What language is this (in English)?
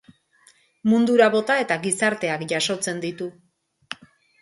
Basque